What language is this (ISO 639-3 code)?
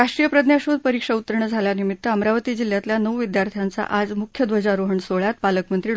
mar